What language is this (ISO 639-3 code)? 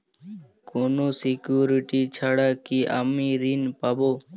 ben